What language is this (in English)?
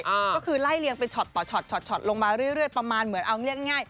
Thai